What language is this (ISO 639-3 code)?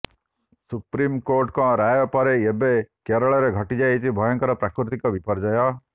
ori